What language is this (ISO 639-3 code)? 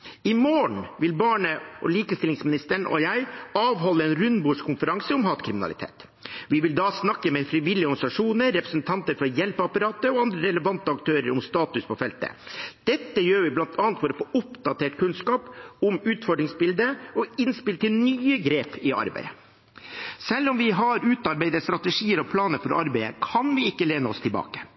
nob